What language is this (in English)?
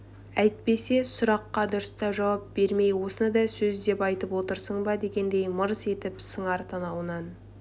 Kazakh